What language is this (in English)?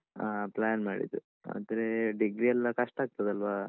Kannada